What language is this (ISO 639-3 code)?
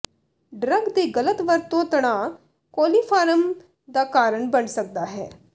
pan